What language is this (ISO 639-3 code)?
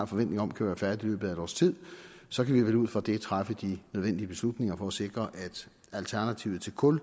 dan